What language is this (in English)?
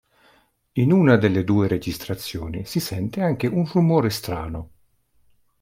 Italian